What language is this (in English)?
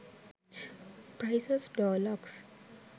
Sinhala